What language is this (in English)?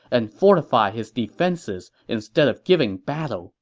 English